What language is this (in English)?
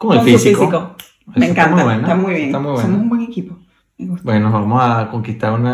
Spanish